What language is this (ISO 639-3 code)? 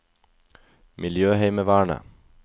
nor